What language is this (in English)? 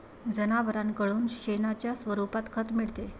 Marathi